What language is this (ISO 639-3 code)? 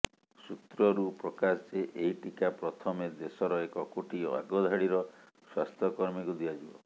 ori